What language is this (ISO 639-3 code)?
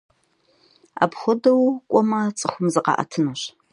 kbd